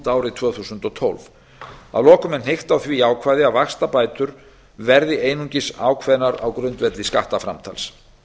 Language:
Icelandic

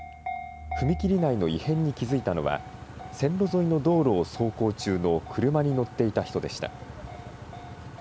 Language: Japanese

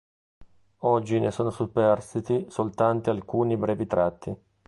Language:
Italian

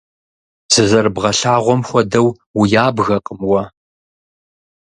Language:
Kabardian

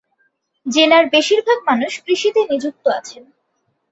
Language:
Bangla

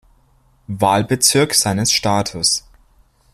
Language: German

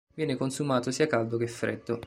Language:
Italian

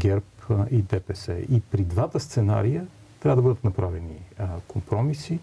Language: Bulgarian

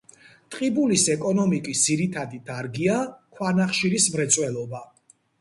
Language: Georgian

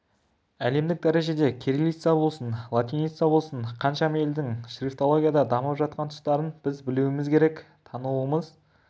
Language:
Kazakh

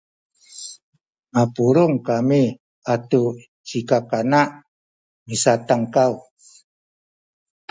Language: Sakizaya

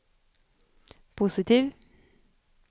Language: Swedish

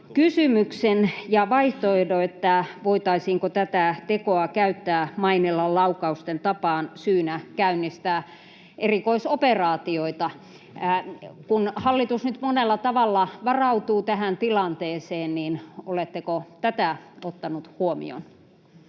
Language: Finnish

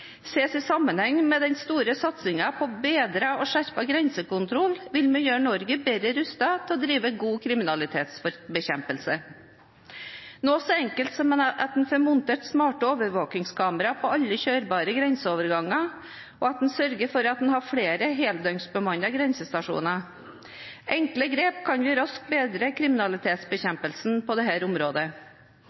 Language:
Norwegian Bokmål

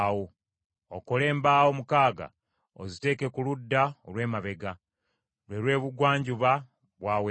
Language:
Ganda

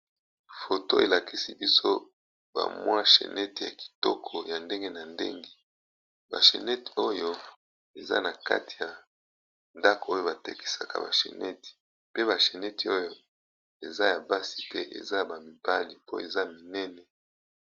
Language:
Lingala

